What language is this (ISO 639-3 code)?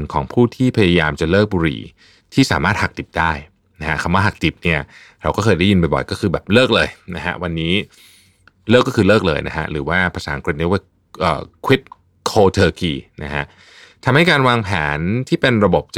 tha